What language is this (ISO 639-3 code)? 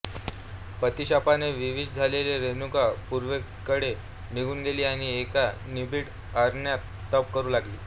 mar